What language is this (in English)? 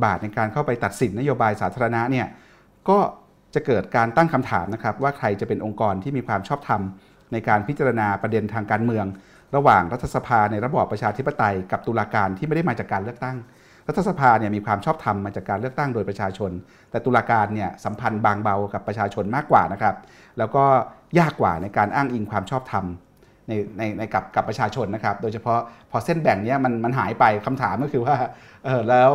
Thai